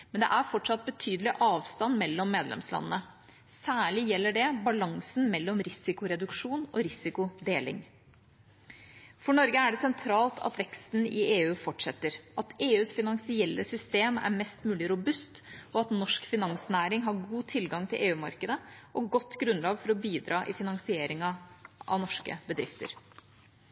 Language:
Norwegian Bokmål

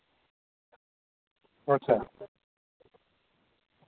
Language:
Dogri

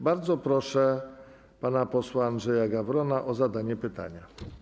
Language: Polish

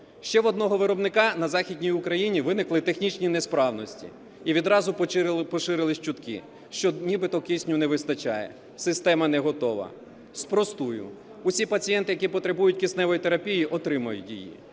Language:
Ukrainian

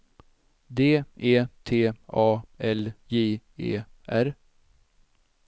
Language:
Swedish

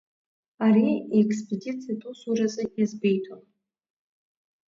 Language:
Abkhazian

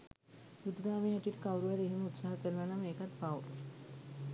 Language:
Sinhala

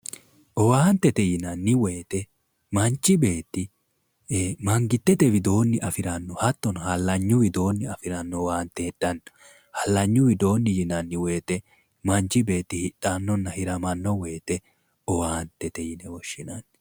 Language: Sidamo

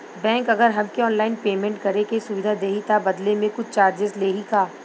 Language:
Bhojpuri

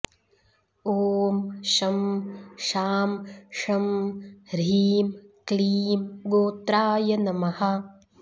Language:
Sanskrit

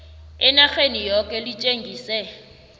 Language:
South Ndebele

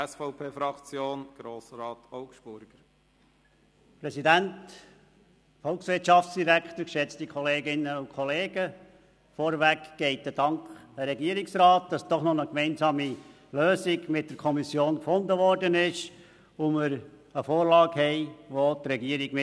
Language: Swiss German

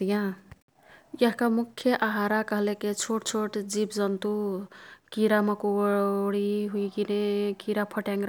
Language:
Kathoriya Tharu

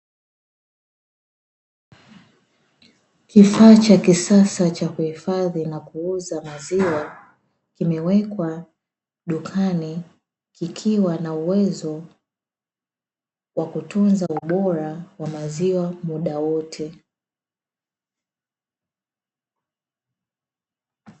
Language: Swahili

